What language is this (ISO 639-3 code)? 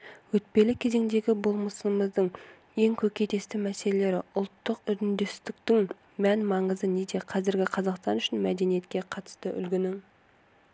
kaz